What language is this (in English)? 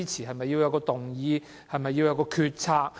Cantonese